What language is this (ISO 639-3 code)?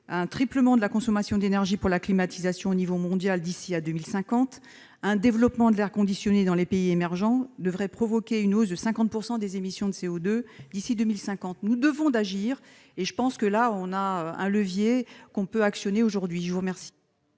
fra